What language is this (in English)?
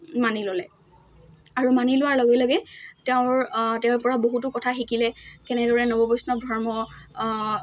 Assamese